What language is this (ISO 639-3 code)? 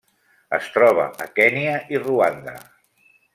cat